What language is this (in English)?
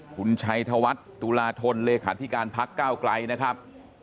Thai